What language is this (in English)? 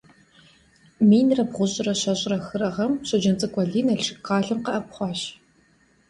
Kabardian